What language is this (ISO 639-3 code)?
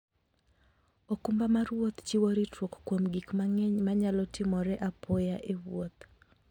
luo